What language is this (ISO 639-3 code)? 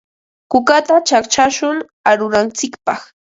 qva